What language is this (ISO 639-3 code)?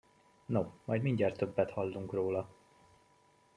hun